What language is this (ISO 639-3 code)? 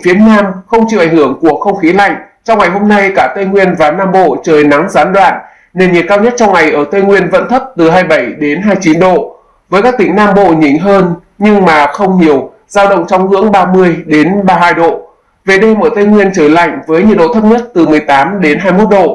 vie